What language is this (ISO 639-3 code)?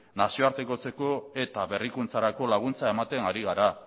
eus